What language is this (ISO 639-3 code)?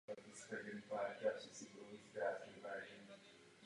ces